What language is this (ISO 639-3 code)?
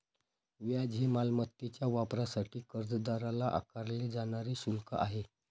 mar